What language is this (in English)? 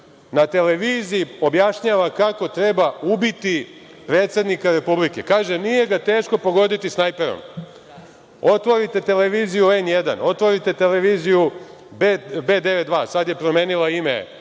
Serbian